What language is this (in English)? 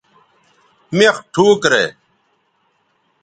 Bateri